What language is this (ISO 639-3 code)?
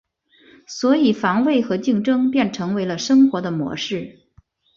zho